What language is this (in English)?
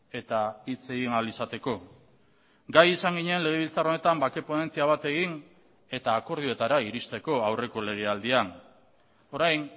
Basque